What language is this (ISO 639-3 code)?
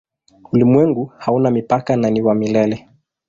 swa